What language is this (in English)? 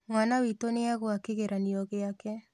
Kikuyu